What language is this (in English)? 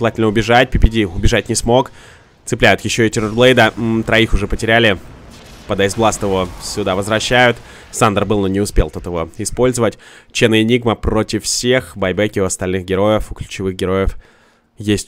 Russian